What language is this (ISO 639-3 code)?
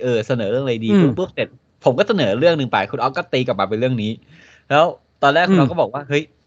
tha